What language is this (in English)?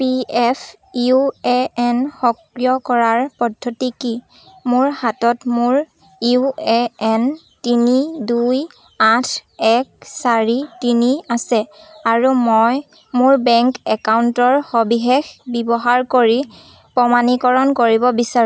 Assamese